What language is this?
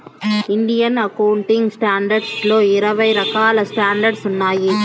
Telugu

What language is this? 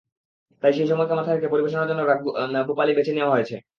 Bangla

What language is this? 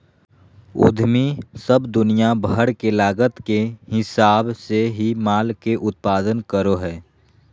Magahi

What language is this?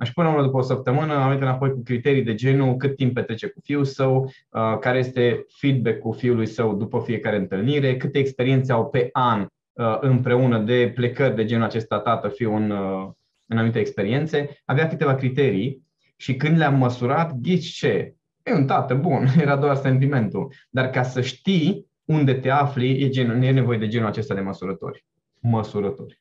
Romanian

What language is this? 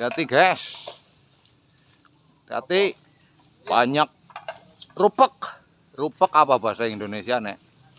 Indonesian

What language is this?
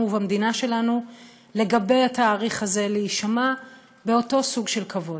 Hebrew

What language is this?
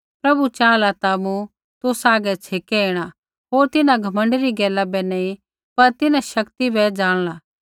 Kullu Pahari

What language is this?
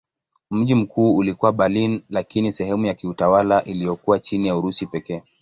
Swahili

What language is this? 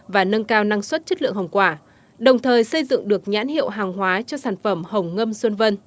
Vietnamese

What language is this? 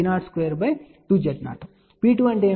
Telugu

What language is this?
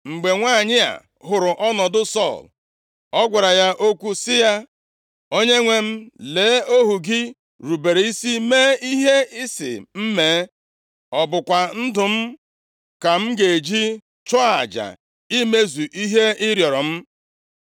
Igbo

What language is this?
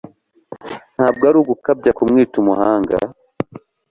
Kinyarwanda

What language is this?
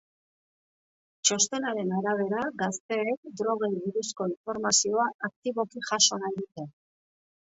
Basque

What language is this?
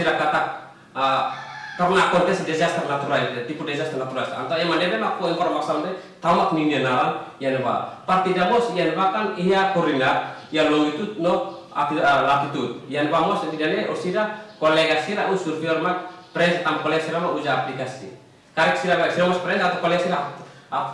Indonesian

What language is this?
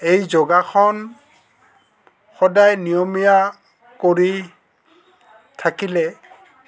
Assamese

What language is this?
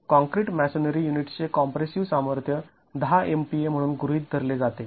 Marathi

